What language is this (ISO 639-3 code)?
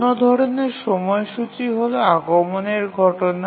ben